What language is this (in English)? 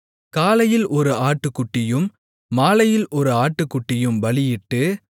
Tamil